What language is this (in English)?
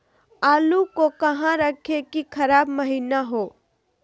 Magahi